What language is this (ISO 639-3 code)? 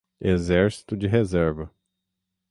por